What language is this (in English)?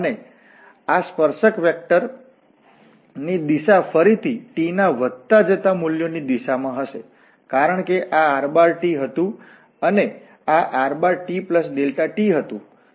Gujarati